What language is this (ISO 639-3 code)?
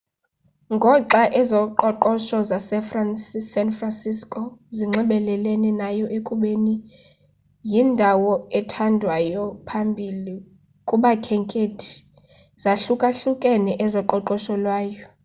xho